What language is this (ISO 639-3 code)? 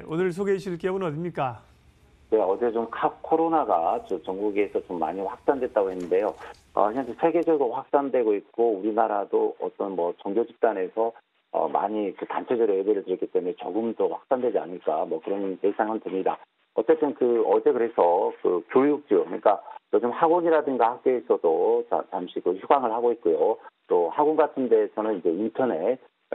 kor